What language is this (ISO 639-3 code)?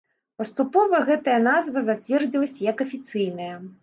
bel